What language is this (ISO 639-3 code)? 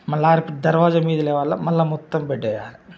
tel